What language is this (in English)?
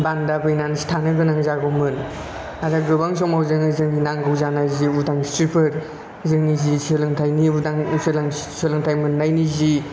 Bodo